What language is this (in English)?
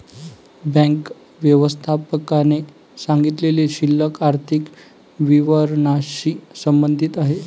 Marathi